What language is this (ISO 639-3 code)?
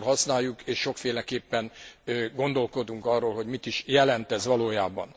hun